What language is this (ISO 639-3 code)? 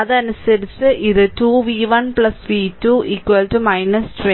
mal